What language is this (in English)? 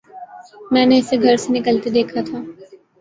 Urdu